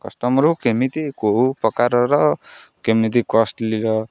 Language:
Odia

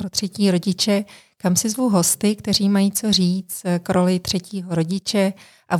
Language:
Czech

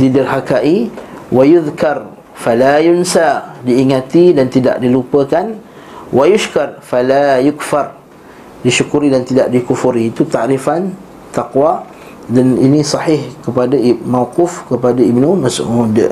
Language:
Malay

